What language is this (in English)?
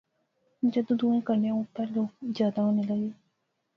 Pahari-Potwari